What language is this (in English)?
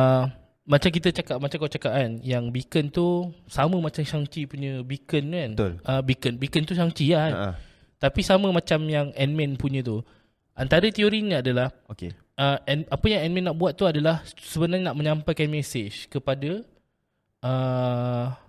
Malay